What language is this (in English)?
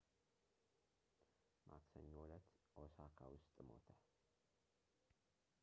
Amharic